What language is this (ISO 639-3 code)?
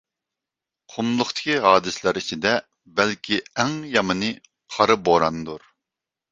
uig